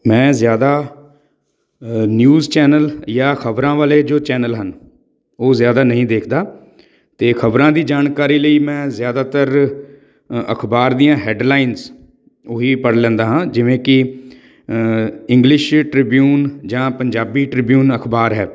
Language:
Punjabi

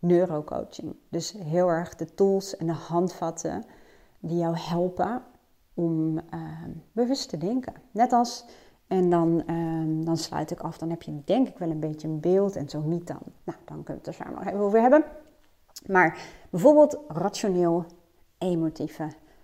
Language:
Dutch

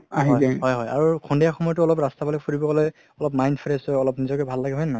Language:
Assamese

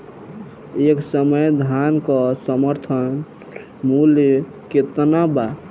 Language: Bhojpuri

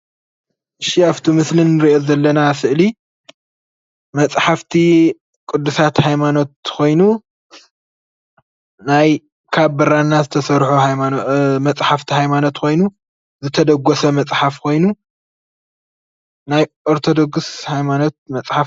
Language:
Tigrinya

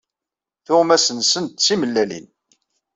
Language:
Kabyle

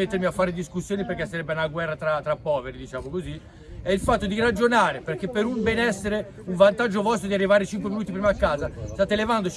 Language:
Italian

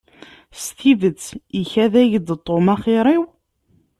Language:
Kabyle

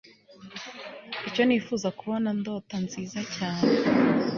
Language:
Kinyarwanda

